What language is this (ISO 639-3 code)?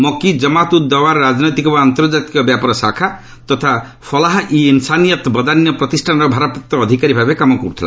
ori